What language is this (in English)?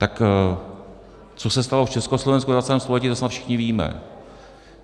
Czech